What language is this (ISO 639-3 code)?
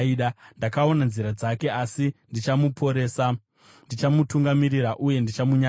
sna